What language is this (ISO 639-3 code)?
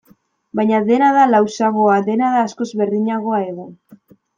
eus